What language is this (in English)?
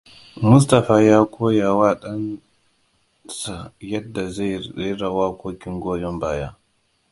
Hausa